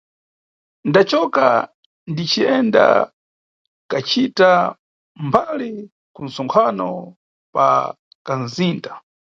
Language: Nyungwe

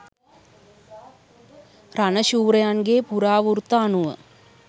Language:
Sinhala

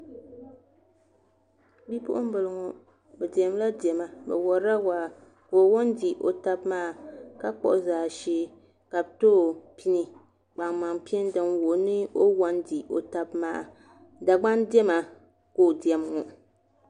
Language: Dagbani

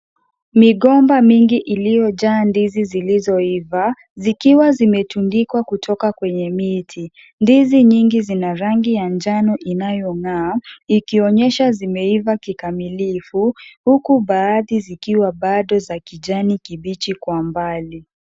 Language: Swahili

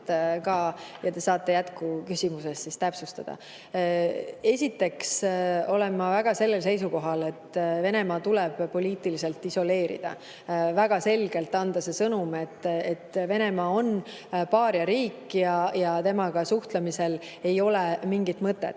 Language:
Estonian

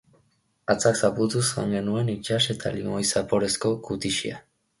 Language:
Basque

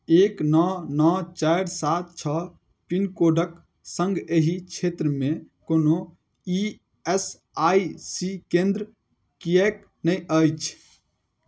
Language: Maithili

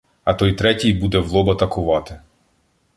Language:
Ukrainian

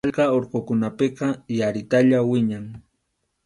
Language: Arequipa-La Unión Quechua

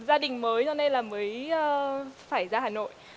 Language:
Vietnamese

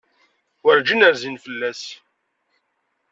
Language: Kabyle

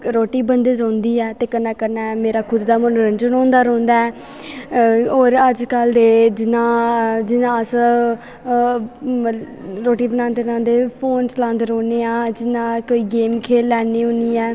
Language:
Dogri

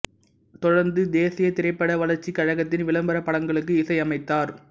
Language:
Tamil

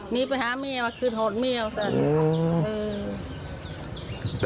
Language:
Thai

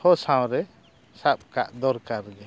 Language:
Santali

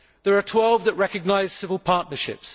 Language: English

